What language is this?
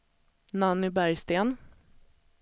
Swedish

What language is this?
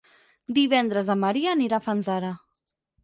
Catalan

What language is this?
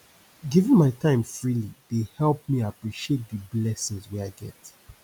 Nigerian Pidgin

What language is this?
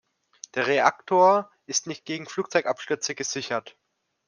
German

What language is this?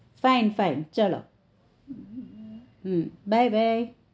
Gujarati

